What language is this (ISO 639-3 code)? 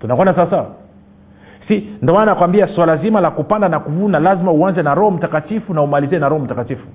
swa